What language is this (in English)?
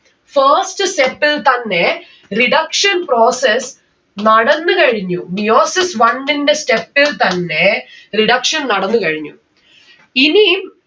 Malayalam